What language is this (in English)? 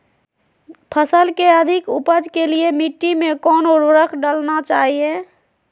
Magahi